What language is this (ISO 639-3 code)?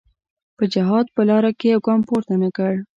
pus